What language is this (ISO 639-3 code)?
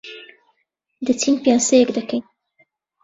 ckb